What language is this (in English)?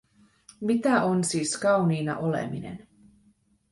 Finnish